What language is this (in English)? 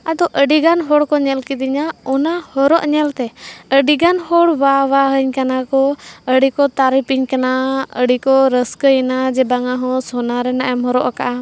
Santali